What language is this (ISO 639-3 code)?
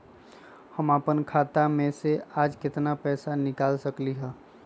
mag